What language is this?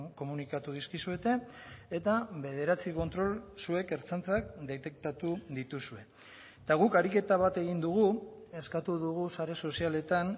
Basque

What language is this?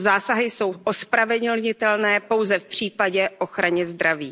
Czech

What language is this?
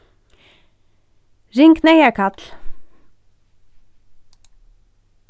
Faroese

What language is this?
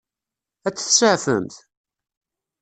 Kabyle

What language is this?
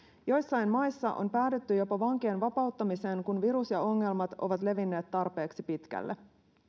Finnish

